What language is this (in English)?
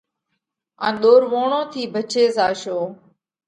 Parkari Koli